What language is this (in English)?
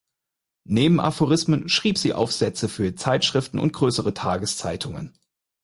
German